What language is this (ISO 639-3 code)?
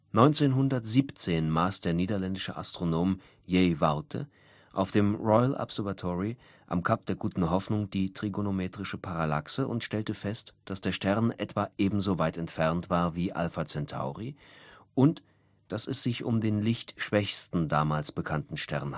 deu